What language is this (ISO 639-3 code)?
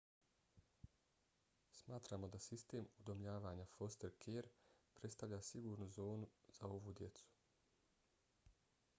bos